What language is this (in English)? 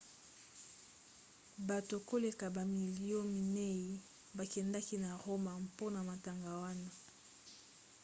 Lingala